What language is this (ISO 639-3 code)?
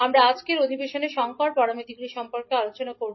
ben